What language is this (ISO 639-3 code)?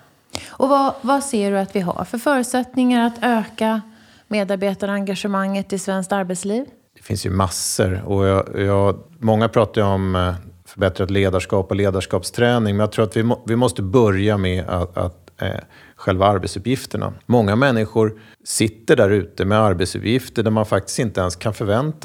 swe